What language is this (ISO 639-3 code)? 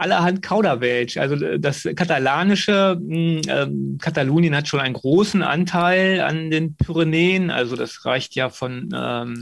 deu